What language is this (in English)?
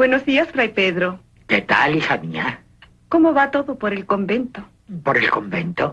Spanish